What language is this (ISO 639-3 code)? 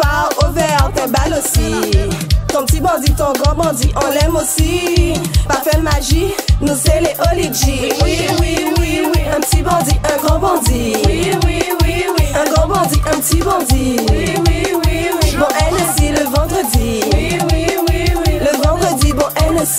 ara